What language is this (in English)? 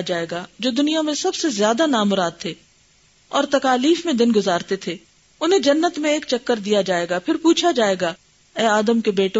Urdu